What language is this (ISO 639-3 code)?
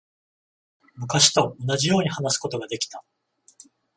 jpn